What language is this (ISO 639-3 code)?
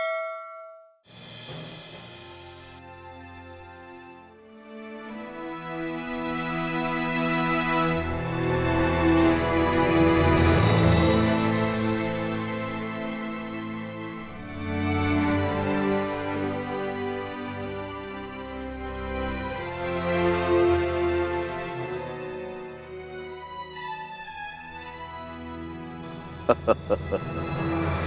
ind